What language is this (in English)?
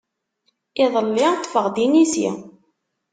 Kabyle